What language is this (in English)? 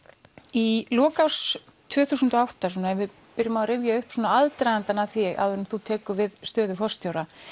Icelandic